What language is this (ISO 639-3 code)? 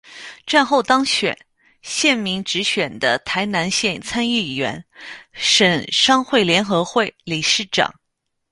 zho